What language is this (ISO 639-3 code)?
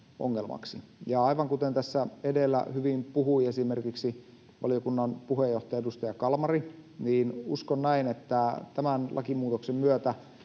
fin